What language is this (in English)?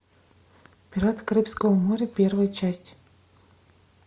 Russian